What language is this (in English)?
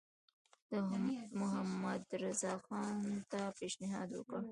Pashto